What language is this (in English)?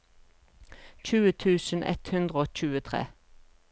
Norwegian